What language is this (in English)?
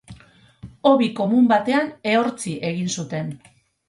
Basque